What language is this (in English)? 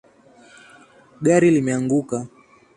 Swahili